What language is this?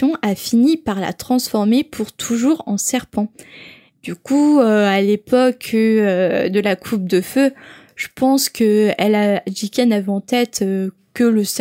French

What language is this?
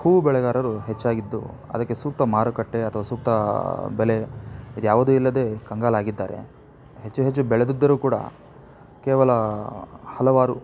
Kannada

